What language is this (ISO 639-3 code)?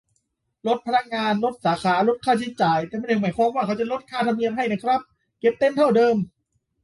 tha